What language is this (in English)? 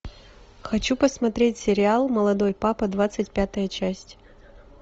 Russian